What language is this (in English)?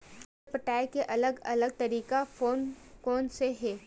Chhattisgarhi